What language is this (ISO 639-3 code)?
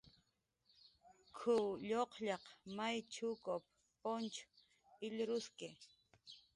jqr